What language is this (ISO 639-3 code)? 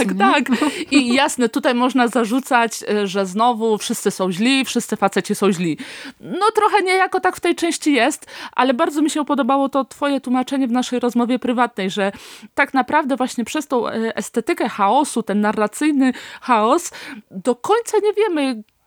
pol